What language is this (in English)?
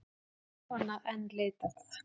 Icelandic